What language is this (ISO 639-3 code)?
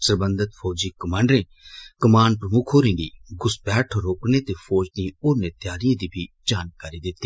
doi